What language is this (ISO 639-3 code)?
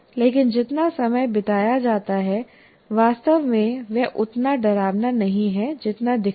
hin